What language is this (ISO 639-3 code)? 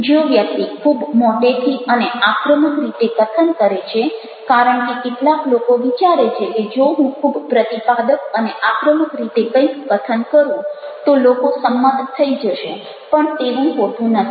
guj